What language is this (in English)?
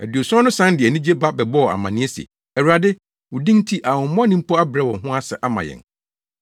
Akan